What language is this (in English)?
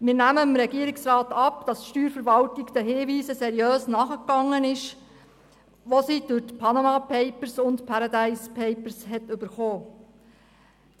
Swiss German